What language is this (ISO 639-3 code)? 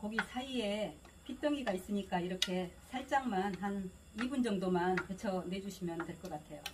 kor